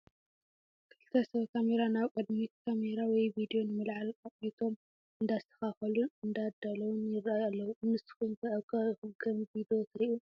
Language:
Tigrinya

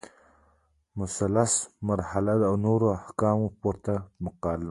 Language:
Pashto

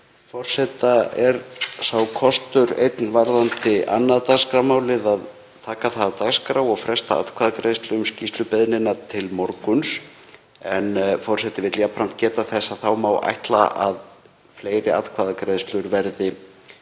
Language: Icelandic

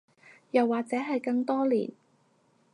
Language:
Cantonese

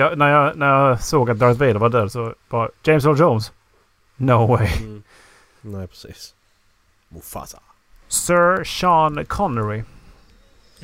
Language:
Swedish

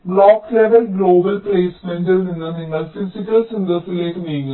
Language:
Malayalam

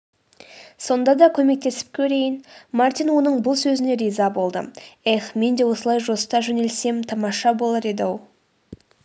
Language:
Kazakh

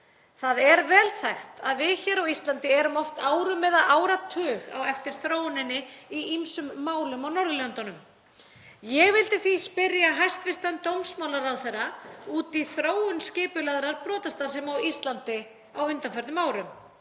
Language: Icelandic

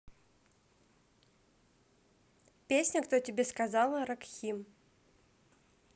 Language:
Russian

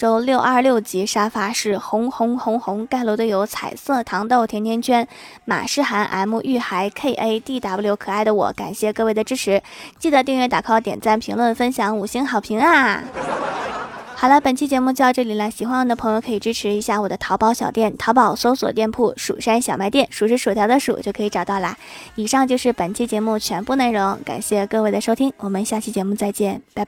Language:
Chinese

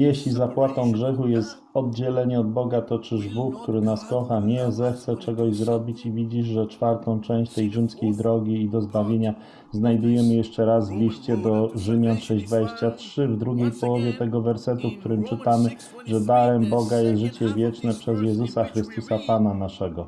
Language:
Polish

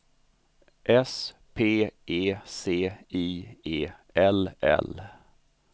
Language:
Swedish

